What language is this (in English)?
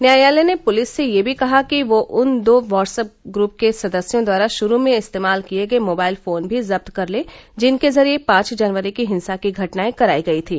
Hindi